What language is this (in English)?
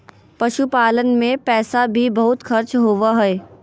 Magahi